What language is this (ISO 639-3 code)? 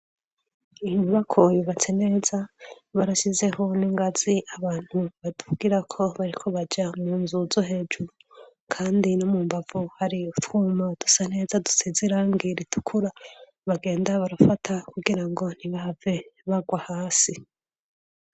run